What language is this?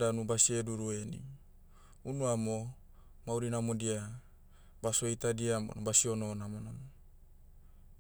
Motu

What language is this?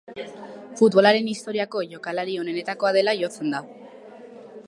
Basque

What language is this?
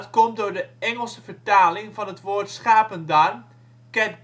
Dutch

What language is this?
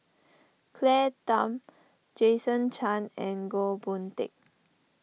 English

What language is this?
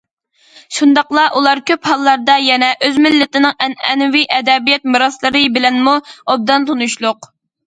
Uyghur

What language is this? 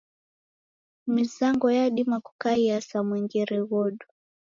Taita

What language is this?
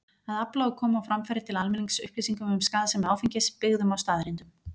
Icelandic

